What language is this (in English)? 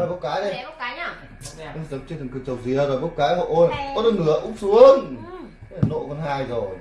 Vietnamese